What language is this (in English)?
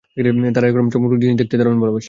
Bangla